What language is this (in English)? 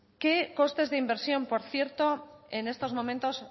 Spanish